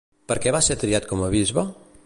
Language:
Catalan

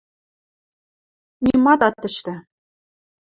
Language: Western Mari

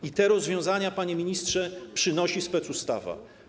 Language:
Polish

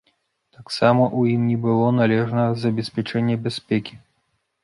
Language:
Belarusian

